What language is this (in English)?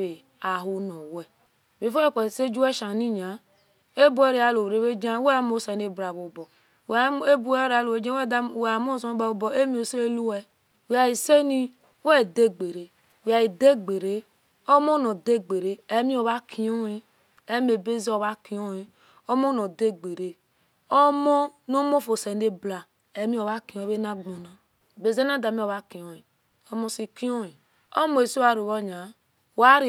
Esan